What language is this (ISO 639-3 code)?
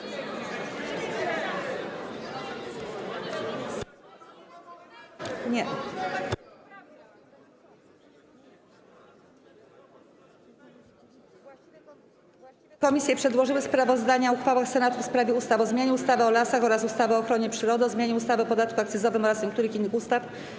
pol